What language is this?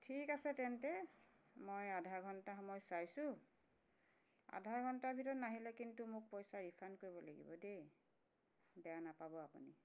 Assamese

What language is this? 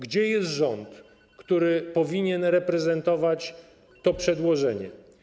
Polish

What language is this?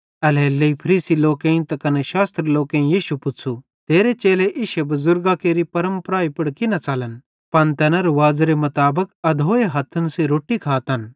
Bhadrawahi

